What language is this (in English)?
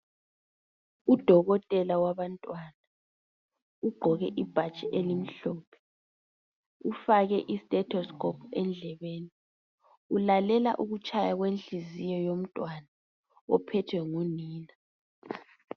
North Ndebele